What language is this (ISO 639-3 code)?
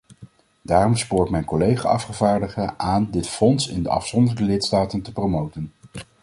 nld